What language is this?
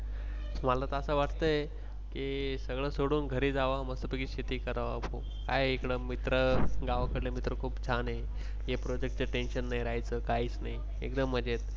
Marathi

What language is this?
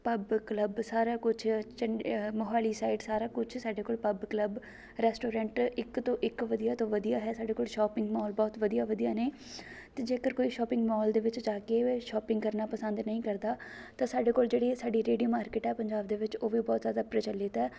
Punjabi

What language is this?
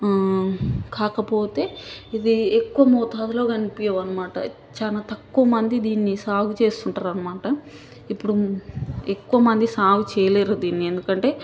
Telugu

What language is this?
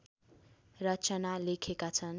Nepali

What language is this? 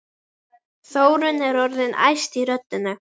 Icelandic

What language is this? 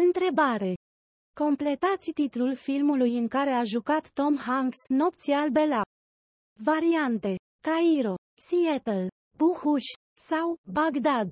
Romanian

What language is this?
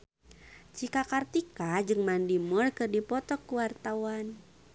Sundanese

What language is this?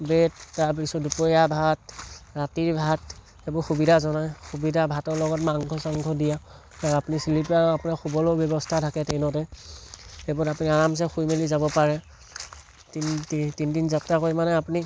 Assamese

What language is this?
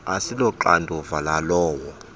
Xhosa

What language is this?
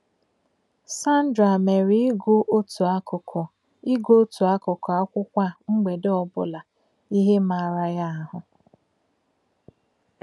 Igbo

